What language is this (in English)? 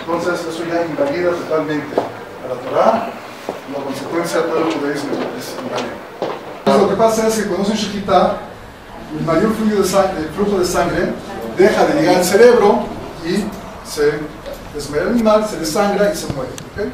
Spanish